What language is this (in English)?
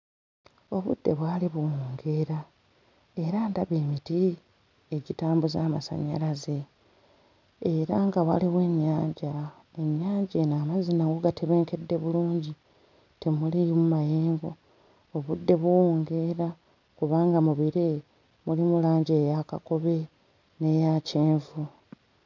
Ganda